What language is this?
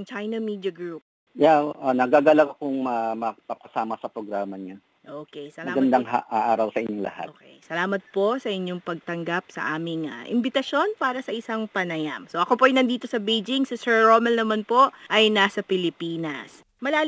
Filipino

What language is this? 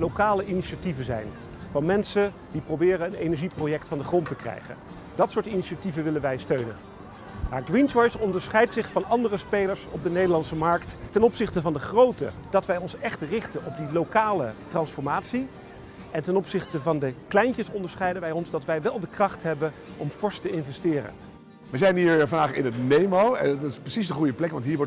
Dutch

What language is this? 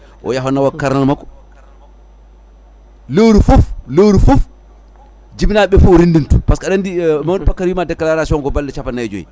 Fula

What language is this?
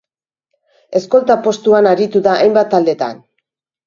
Basque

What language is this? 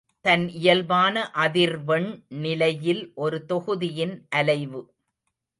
Tamil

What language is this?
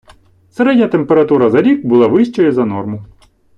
Ukrainian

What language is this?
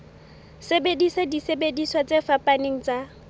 Southern Sotho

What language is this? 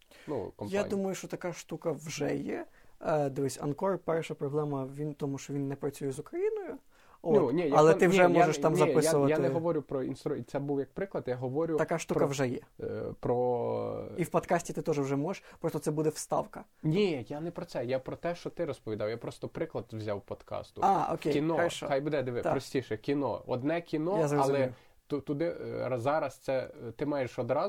Ukrainian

